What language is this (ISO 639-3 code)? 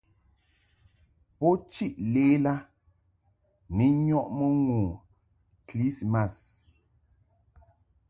mhk